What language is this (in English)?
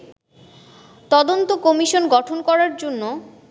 Bangla